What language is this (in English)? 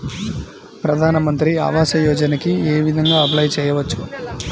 Telugu